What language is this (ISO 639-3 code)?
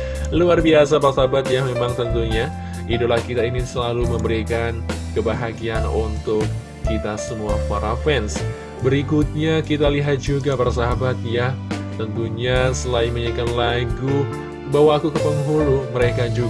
ind